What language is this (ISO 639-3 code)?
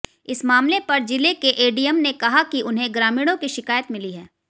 hin